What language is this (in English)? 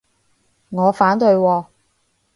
Cantonese